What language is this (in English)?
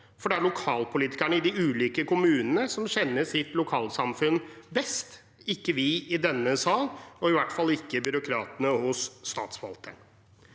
Norwegian